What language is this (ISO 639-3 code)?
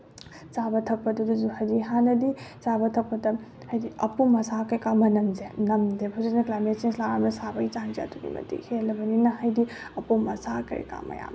mni